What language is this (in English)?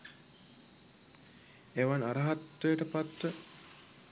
Sinhala